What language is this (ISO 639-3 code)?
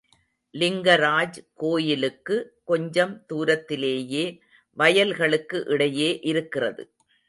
tam